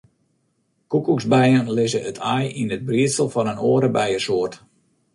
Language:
Western Frisian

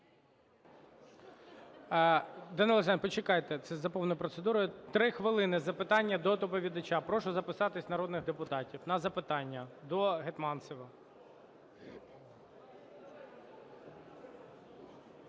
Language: Ukrainian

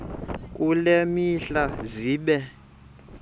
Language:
Xhosa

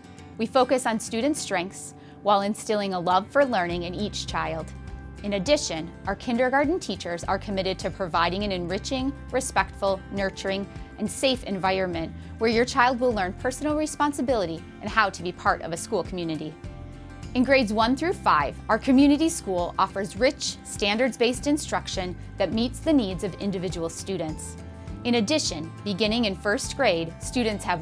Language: English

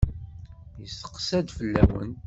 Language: Kabyle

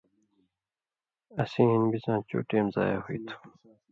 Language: Indus Kohistani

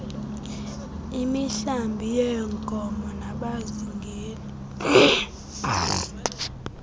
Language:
Xhosa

